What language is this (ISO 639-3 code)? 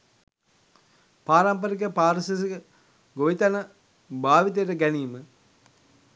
sin